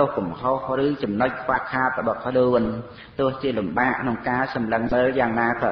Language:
Vietnamese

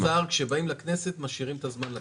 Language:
Hebrew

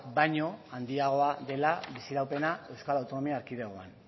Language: Basque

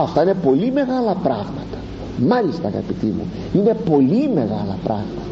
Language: Greek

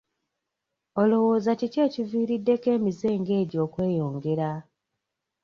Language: Ganda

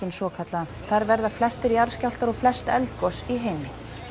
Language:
Icelandic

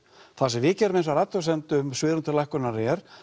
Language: Icelandic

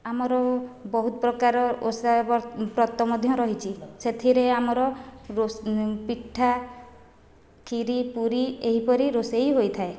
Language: Odia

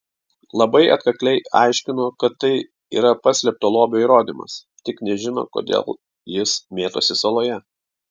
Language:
Lithuanian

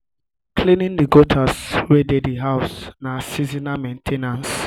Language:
Nigerian Pidgin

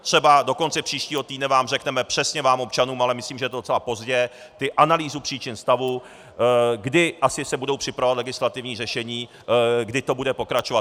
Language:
Czech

